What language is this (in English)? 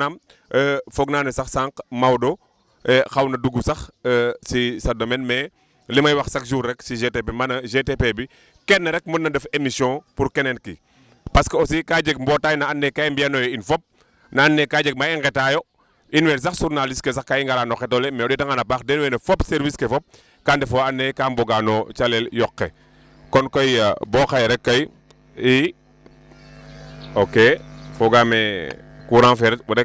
Wolof